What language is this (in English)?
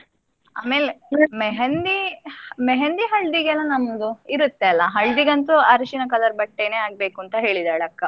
Kannada